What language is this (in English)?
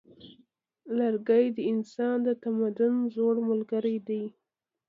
Pashto